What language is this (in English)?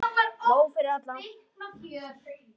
Icelandic